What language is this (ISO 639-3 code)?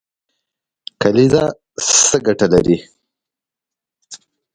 pus